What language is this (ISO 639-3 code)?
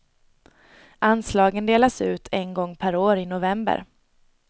swe